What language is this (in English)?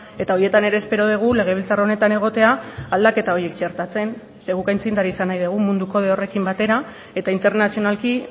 Basque